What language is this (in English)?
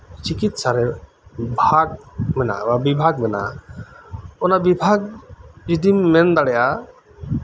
Santali